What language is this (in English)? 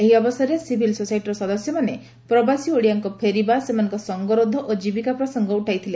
Odia